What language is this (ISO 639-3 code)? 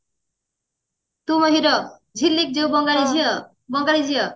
ori